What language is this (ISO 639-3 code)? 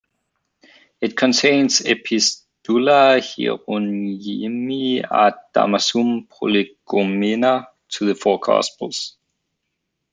eng